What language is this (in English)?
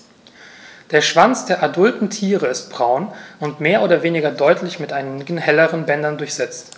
German